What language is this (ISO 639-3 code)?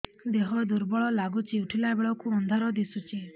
ori